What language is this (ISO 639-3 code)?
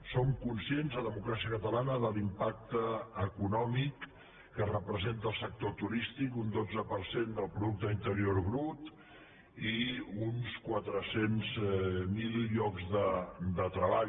cat